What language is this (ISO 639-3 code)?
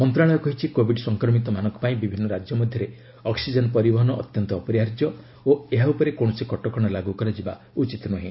ori